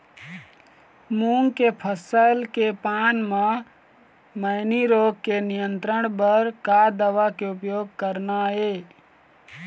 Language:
Chhattisgarhi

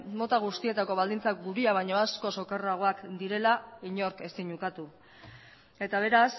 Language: Basque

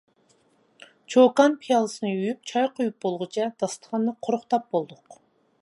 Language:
Uyghur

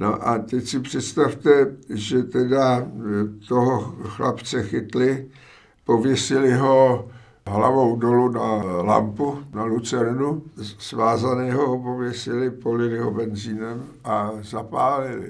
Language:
Czech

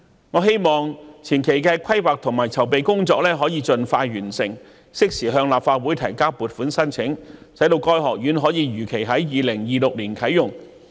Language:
Cantonese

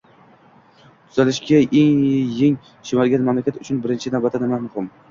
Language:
Uzbek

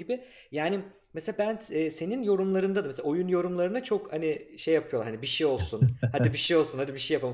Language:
Turkish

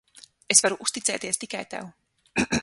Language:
Latvian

